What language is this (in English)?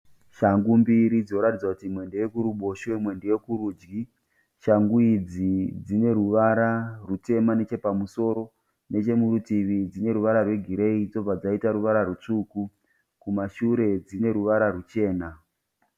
Shona